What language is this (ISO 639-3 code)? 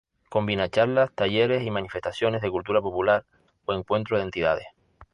spa